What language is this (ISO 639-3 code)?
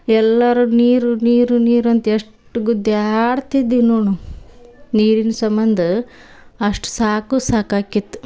kan